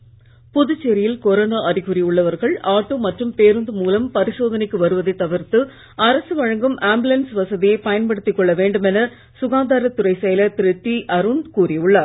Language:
Tamil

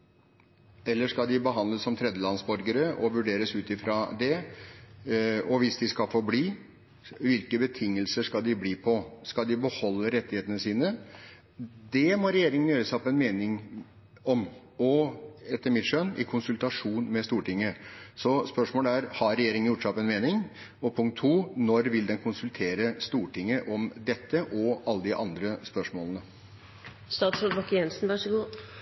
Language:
Norwegian Bokmål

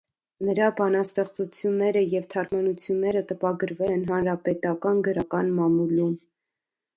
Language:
Armenian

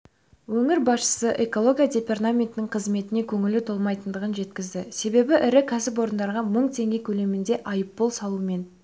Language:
Kazakh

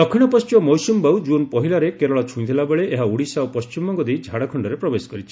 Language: Odia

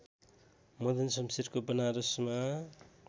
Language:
Nepali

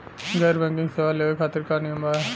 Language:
Bhojpuri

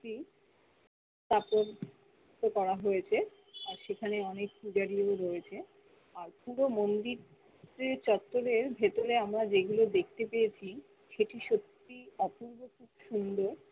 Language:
Bangla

